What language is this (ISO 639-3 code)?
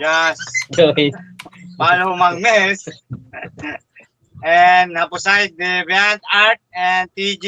fil